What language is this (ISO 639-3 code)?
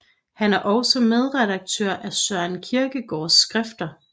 dan